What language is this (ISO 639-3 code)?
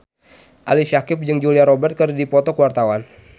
sun